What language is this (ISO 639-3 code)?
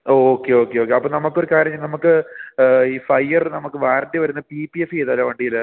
mal